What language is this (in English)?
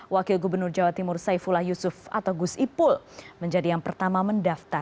Indonesian